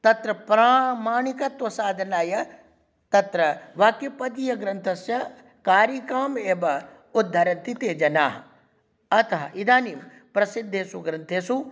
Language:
Sanskrit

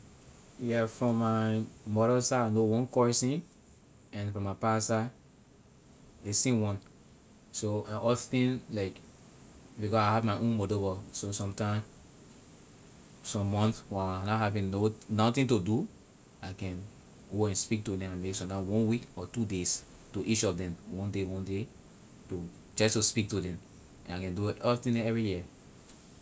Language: Liberian English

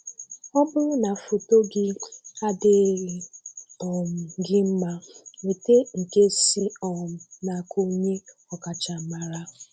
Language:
Igbo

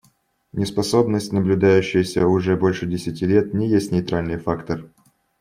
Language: Russian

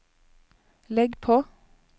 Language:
Norwegian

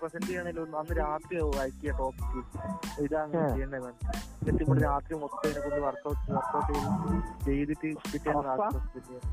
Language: Malayalam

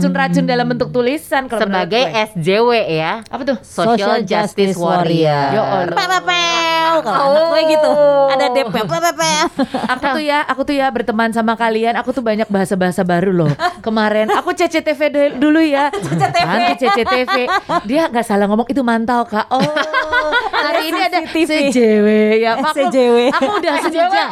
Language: Indonesian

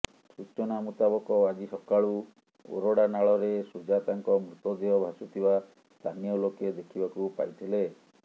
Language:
Odia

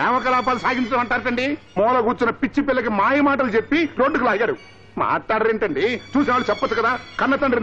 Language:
Romanian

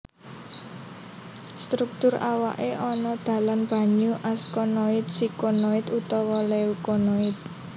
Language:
Javanese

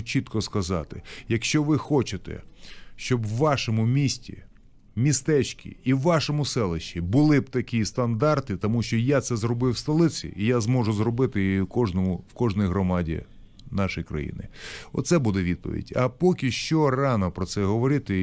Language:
Ukrainian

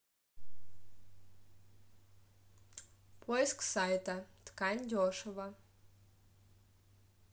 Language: Russian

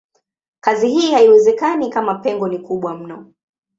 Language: Swahili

